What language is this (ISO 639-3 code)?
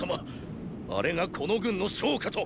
jpn